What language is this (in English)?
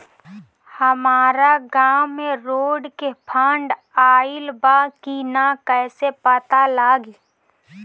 Bhojpuri